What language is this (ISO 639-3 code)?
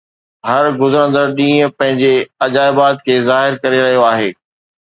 snd